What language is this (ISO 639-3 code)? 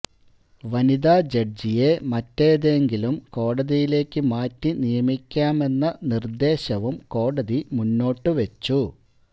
mal